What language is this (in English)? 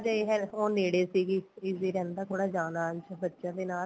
Punjabi